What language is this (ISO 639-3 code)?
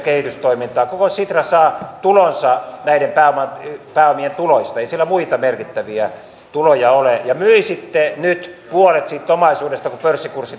fin